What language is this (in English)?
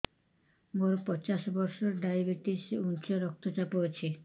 Odia